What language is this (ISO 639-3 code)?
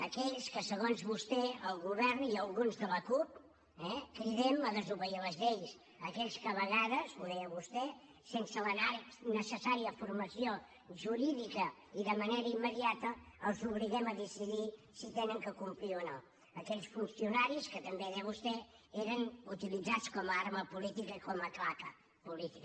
cat